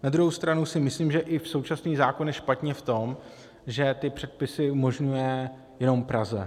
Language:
Czech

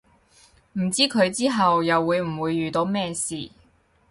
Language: Cantonese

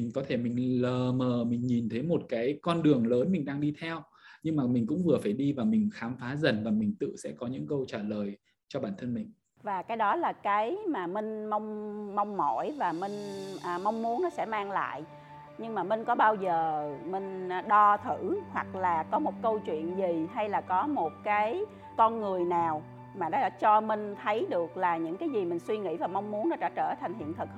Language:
Vietnamese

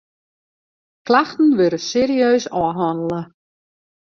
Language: Western Frisian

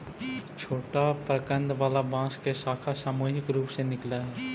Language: Magahi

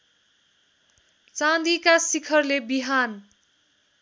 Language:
Nepali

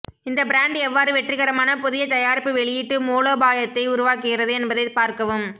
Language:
Tamil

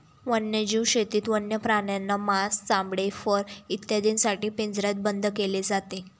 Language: Marathi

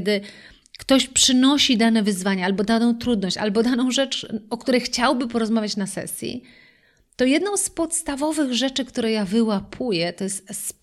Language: Polish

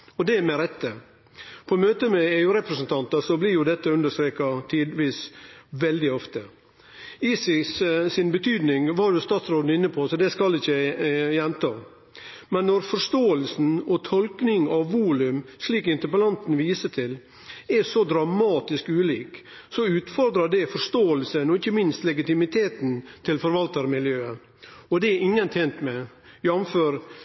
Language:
Norwegian Nynorsk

